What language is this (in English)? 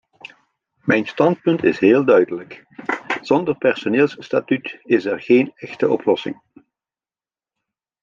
Dutch